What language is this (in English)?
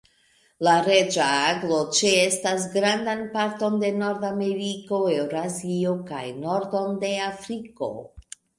Esperanto